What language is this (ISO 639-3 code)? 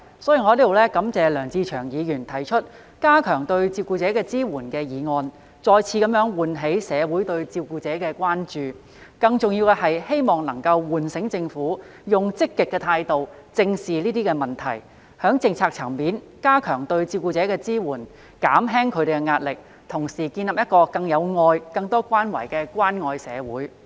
yue